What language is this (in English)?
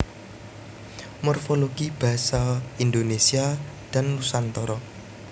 Javanese